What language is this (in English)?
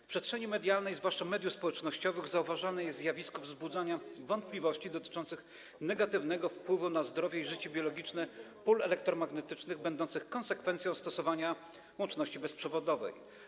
Polish